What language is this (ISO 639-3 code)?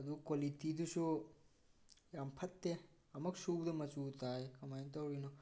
mni